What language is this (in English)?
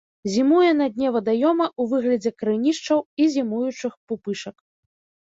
Belarusian